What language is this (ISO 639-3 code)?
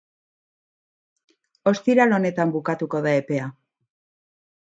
eus